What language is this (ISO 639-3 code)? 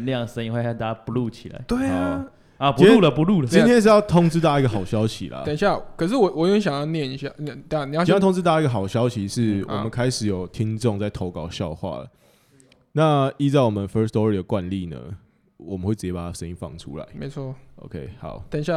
zho